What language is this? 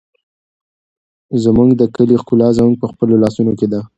Pashto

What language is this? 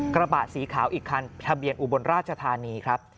Thai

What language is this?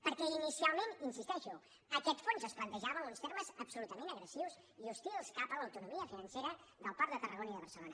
Catalan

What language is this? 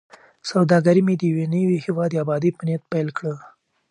Pashto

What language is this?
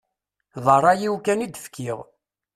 Kabyle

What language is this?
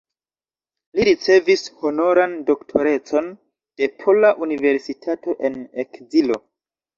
Esperanto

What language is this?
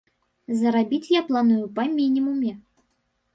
Belarusian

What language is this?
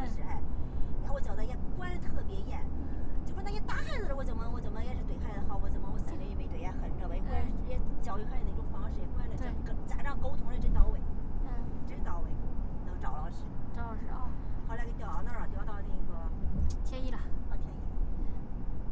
Chinese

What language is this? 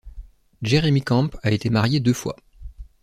French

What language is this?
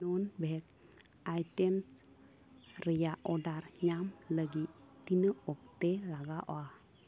Santali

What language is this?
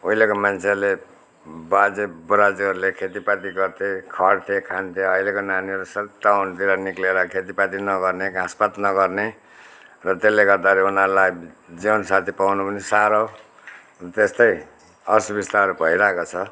Nepali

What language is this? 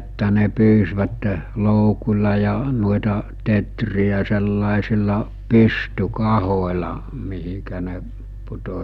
Finnish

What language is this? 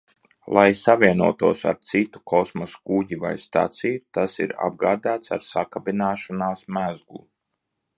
Latvian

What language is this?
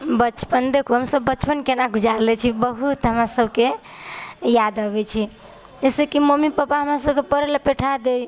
Maithili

